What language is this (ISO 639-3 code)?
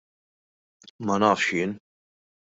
mlt